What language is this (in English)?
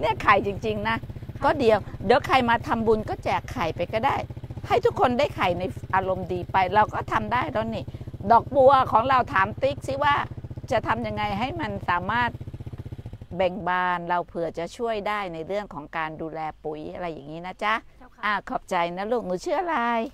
Thai